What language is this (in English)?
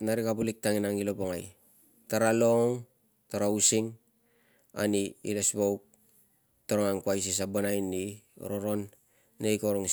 Tungag